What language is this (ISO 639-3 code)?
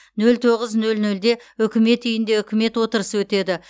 kaz